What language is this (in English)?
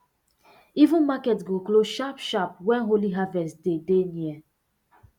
Nigerian Pidgin